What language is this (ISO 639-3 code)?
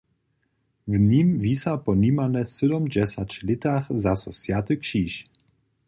hsb